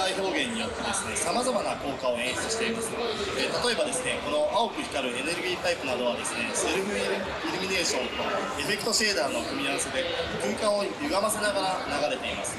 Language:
Japanese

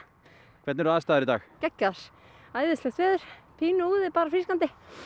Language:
Icelandic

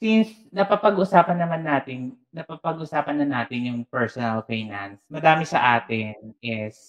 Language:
Filipino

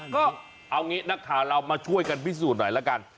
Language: Thai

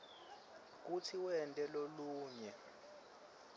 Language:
Swati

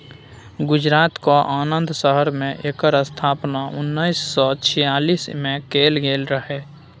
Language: Maithili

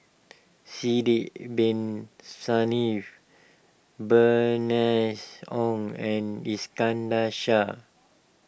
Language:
English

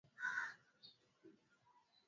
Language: Swahili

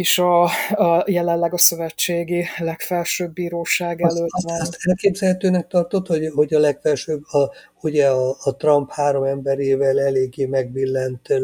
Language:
Hungarian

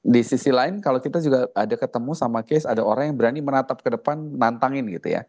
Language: Indonesian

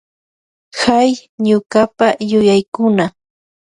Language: Loja Highland Quichua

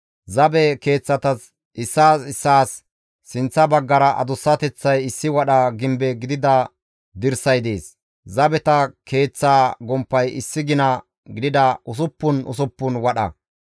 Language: Gamo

